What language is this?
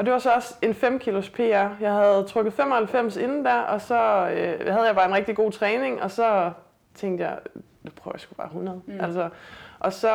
Danish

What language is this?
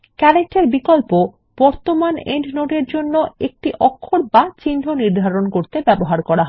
Bangla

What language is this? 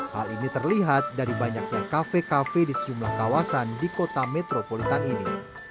Indonesian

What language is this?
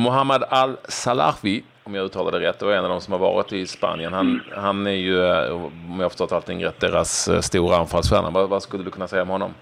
Swedish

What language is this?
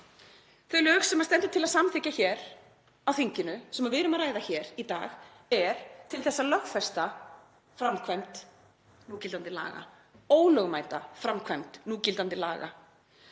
Icelandic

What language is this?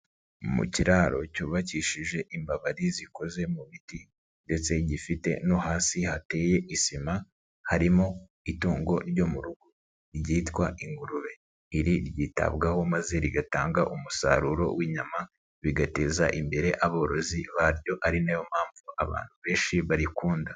Kinyarwanda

